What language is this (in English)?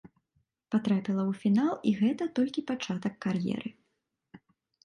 Belarusian